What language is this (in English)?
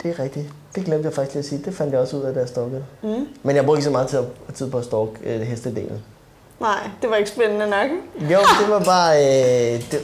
Danish